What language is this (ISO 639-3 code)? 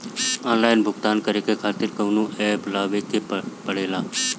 bho